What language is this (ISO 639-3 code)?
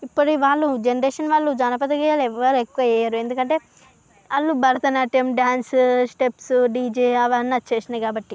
tel